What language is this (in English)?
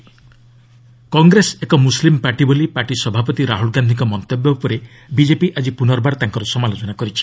Odia